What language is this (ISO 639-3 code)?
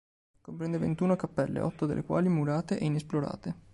ita